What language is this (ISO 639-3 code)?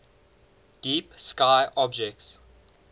eng